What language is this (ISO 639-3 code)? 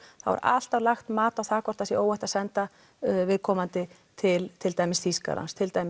isl